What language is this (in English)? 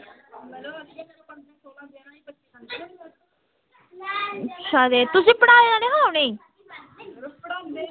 Dogri